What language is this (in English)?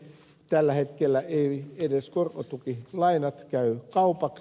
Finnish